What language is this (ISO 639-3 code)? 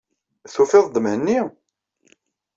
kab